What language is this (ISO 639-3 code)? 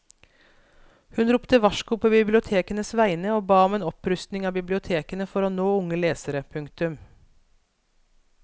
nor